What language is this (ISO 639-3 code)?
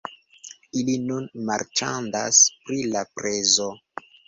epo